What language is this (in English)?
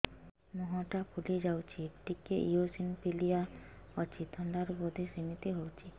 Odia